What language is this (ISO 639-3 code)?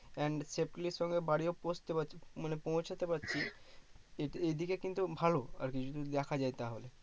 ben